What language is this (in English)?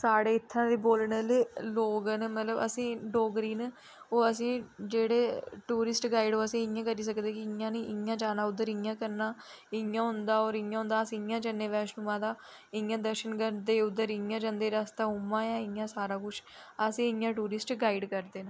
Dogri